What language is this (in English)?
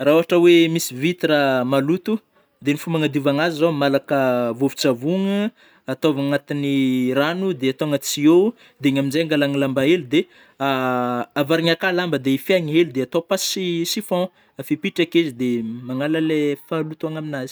Northern Betsimisaraka Malagasy